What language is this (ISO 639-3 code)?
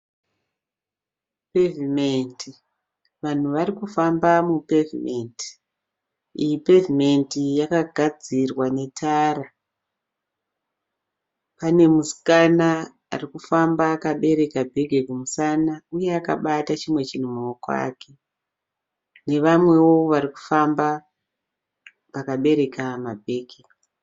sna